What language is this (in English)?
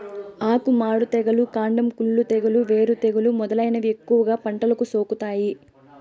Telugu